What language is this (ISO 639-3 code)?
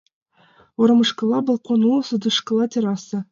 chm